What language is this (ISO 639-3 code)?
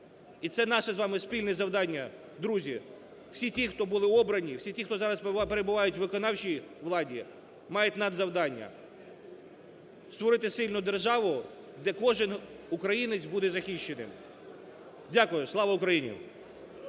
ukr